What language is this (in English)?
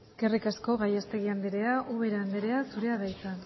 Basque